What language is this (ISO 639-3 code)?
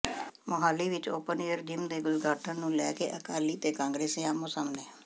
pan